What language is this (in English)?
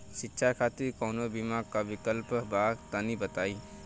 Bhojpuri